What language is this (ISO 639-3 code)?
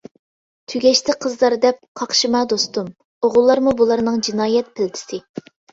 uig